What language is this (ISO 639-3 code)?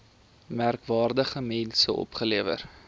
afr